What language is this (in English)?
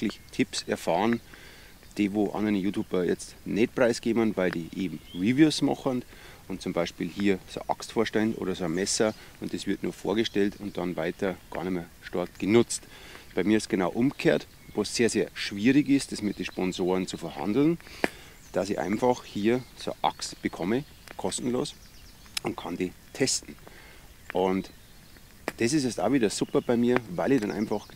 German